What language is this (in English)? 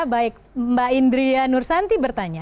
Indonesian